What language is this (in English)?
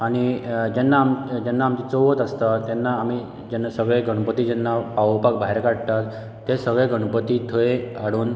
Konkani